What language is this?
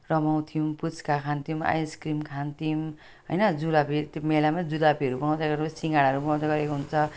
Nepali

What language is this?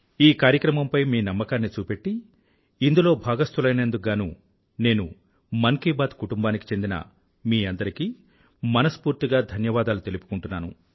Telugu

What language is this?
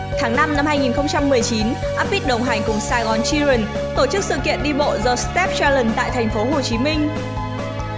Vietnamese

